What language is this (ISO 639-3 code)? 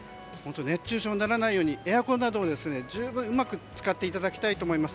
jpn